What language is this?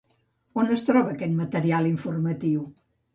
Catalan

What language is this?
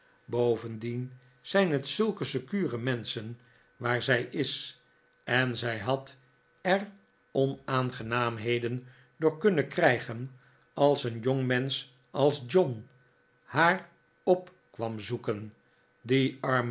Dutch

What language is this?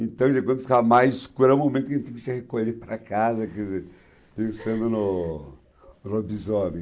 Portuguese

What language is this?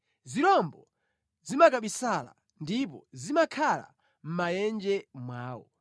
Nyanja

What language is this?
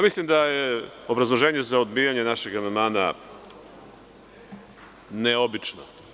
Serbian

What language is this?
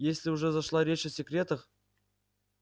Russian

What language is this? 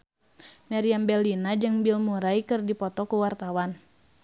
Sundanese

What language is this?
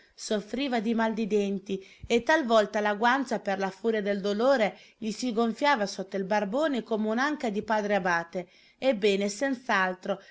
Italian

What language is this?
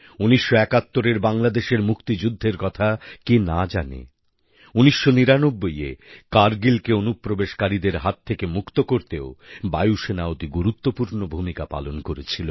Bangla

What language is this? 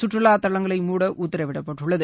Tamil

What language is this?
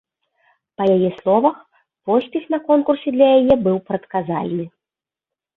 Belarusian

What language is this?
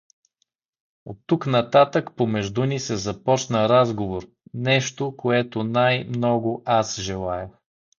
Bulgarian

